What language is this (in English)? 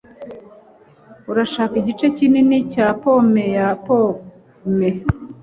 Kinyarwanda